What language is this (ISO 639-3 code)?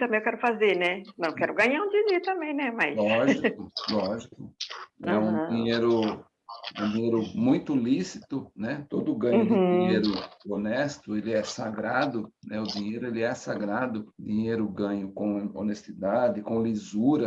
por